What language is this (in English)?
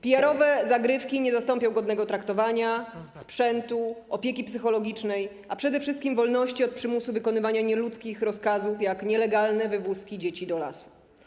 Polish